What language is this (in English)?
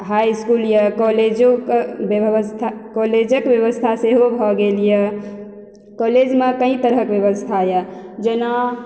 Maithili